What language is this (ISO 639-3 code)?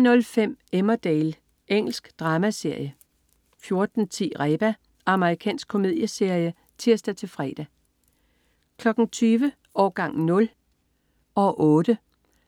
dan